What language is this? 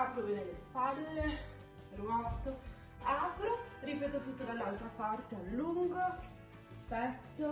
Italian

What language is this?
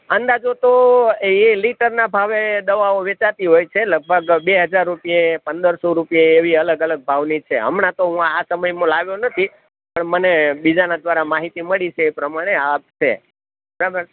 Gujarati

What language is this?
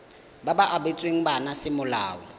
Tswana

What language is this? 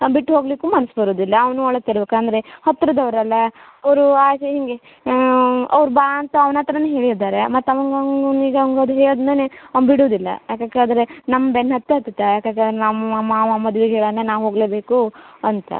Kannada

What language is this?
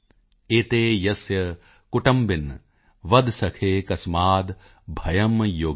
Punjabi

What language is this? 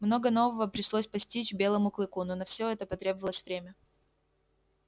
Russian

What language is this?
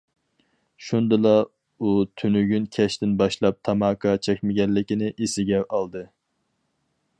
Uyghur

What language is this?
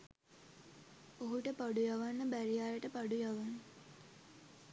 Sinhala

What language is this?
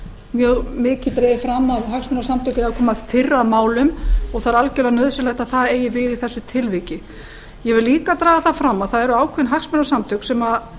Icelandic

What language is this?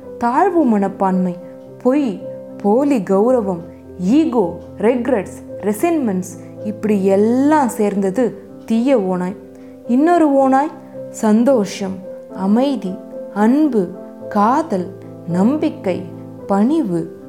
Tamil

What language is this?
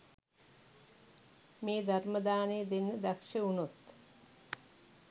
Sinhala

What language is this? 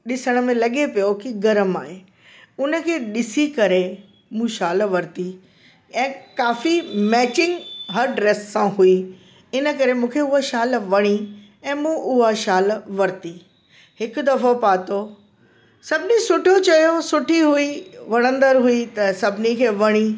Sindhi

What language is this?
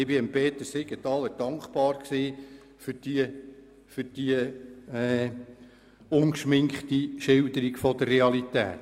Swiss German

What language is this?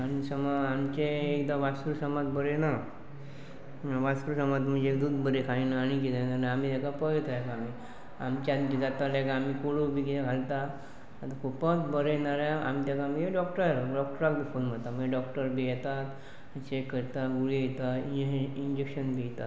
Konkani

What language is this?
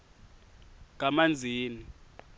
Swati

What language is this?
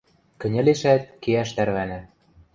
Western Mari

